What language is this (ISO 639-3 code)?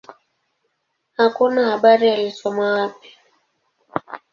swa